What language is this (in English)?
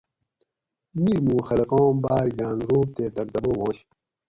Gawri